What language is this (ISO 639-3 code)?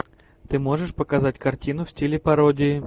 rus